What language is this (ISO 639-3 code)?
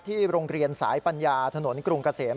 tha